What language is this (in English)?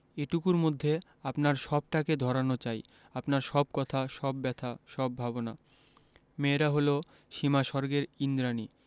Bangla